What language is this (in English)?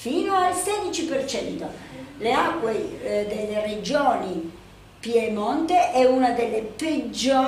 Italian